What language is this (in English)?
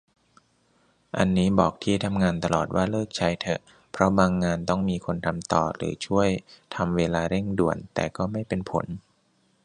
Thai